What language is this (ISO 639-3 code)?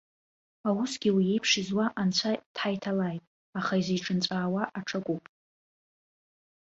abk